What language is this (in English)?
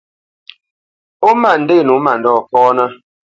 Bamenyam